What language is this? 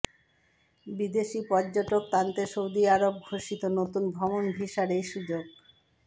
Bangla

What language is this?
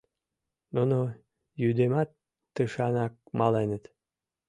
Mari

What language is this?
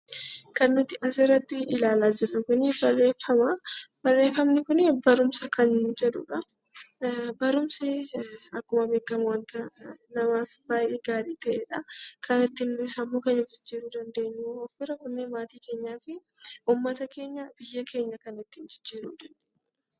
Oromo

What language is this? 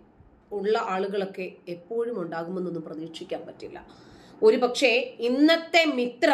Malayalam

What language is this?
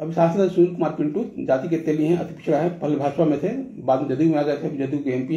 Hindi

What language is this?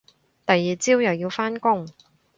Cantonese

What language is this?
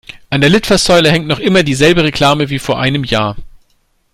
German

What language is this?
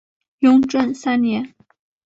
Chinese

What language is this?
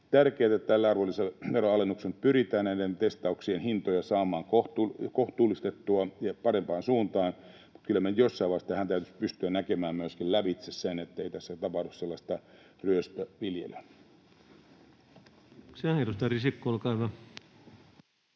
Finnish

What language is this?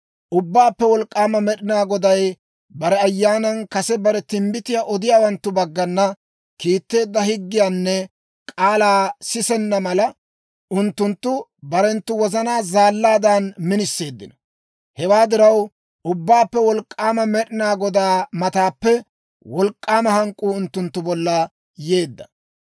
Dawro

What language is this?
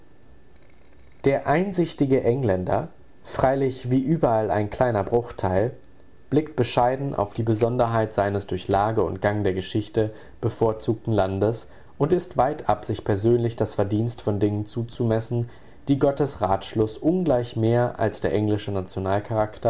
German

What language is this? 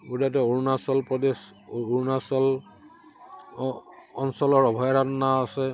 Assamese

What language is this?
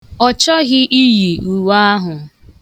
Igbo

